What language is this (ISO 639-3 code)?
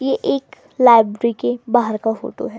hin